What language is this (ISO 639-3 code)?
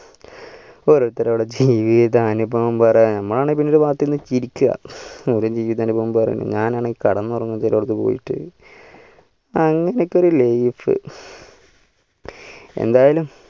mal